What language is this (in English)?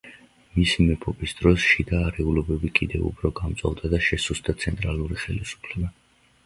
Georgian